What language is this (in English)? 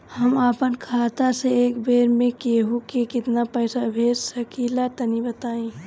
Bhojpuri